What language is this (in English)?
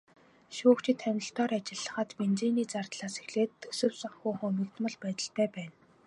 Mongolian